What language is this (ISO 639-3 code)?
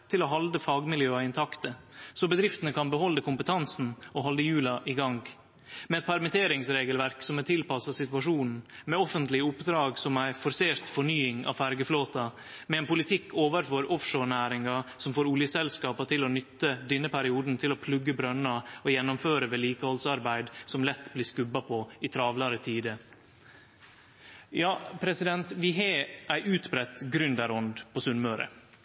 nno